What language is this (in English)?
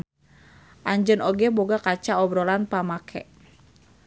Sundanese